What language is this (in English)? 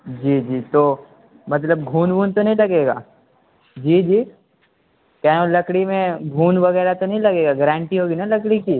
Urdu